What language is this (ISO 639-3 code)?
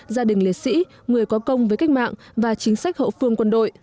vie